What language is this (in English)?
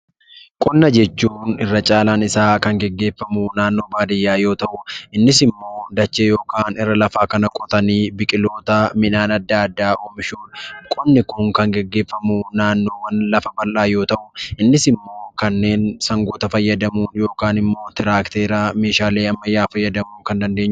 Oromo